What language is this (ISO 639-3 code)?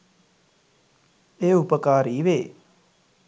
sin